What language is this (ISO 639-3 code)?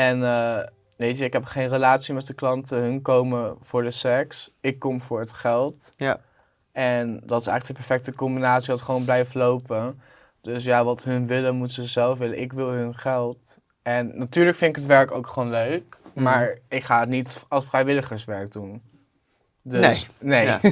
nld